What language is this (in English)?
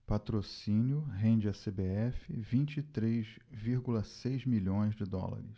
Portuguese